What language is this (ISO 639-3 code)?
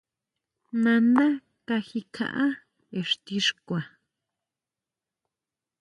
mau